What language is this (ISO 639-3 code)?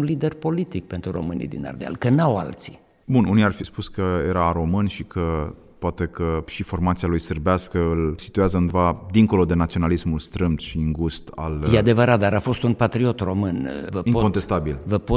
ron